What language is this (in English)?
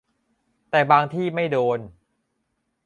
Thai